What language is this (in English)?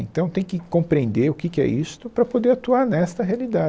Portuguese